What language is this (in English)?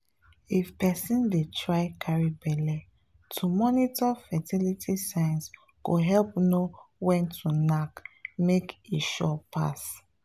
Nigerian Pidgin